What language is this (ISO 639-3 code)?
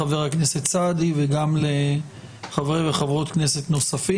heb